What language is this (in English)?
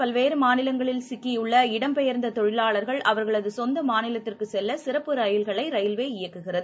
Tamil